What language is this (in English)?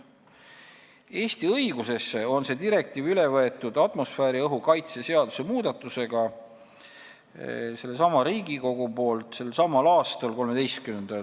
Estonian